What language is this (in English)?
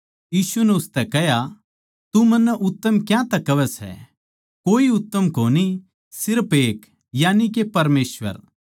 Haryanvi